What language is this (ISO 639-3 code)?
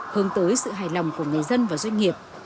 vie